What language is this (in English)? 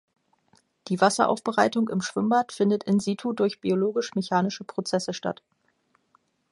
German